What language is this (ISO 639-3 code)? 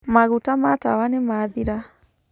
kik